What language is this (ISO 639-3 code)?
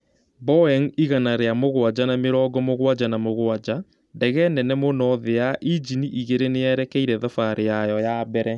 kik